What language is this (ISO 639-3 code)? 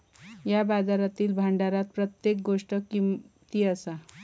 mar